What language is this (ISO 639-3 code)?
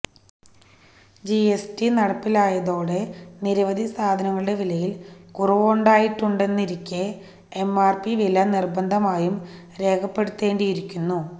mal